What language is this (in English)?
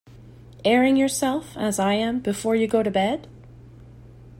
English